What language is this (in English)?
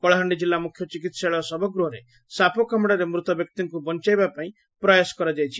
Odia